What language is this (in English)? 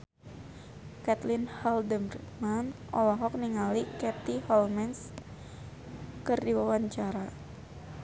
Sundanese